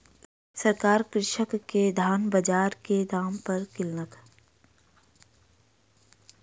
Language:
Maithili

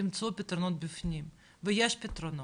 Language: Hebrew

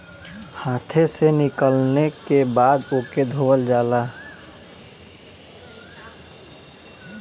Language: Bhojpuri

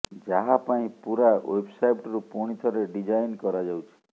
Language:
Odia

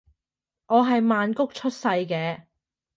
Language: Cantonese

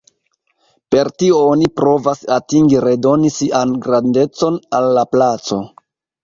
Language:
Esperanto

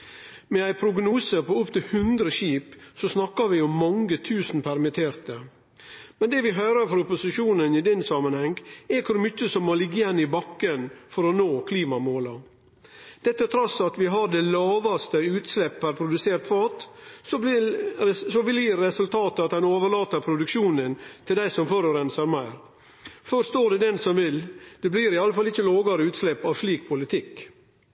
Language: Norwegian Nynorsk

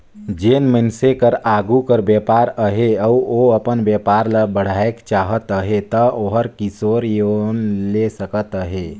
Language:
Chhattisgarhi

